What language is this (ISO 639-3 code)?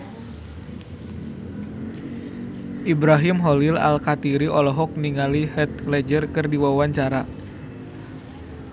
sun